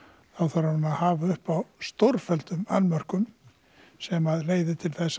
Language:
Icelandic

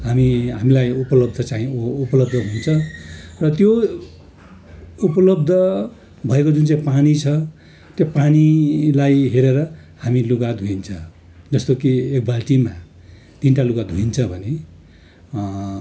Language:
Nepali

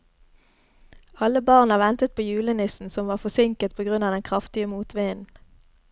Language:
Norwegian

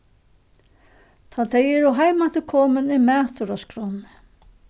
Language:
Faroese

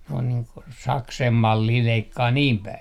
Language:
Finnish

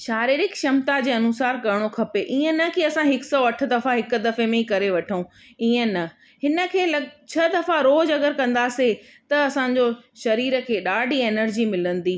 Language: Sindhi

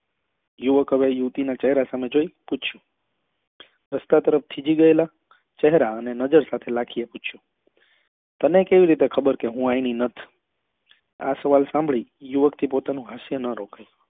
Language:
Gujarati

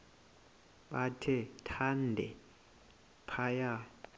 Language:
Xhosa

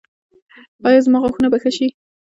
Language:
Pashto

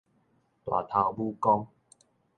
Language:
Min Nan Chinese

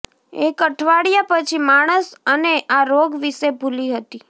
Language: Gujarati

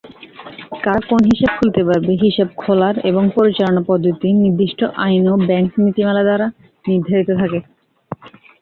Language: Bangla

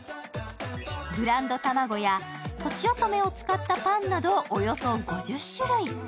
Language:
Japanese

